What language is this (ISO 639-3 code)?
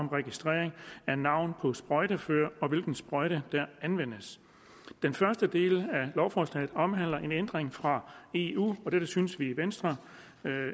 dan